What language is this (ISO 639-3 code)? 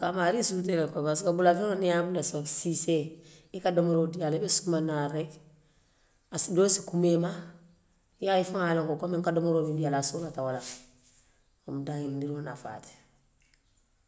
mlq